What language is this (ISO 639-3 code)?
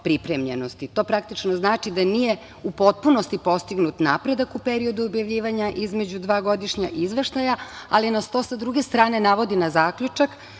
srp